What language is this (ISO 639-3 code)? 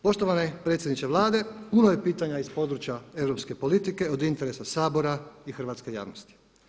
hrv